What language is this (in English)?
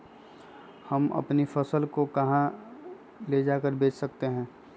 Magahi